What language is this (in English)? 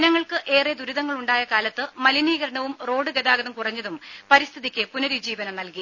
Malayalam